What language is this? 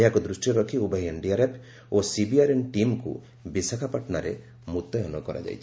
Odia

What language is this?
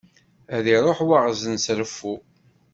Kabyle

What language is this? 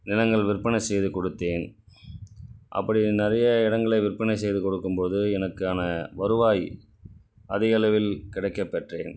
Tamil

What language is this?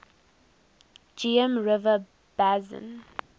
English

